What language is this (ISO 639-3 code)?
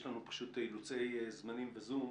heb